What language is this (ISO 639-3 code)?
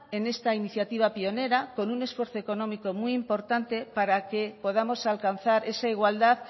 spa